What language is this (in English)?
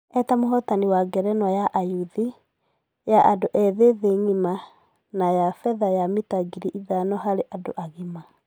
Kikuyu